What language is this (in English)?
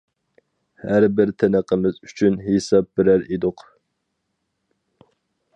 Uyghur